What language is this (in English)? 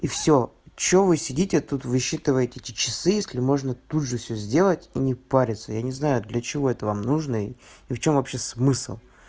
Russian